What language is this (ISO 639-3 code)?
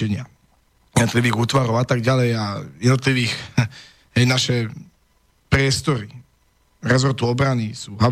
slk